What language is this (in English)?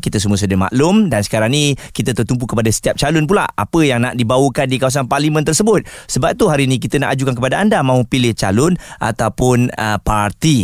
Malay